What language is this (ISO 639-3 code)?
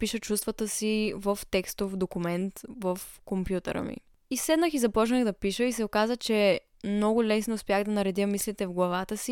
bul